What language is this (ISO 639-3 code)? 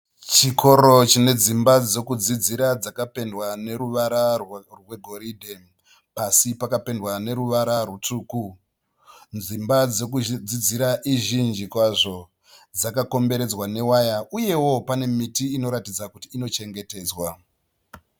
sna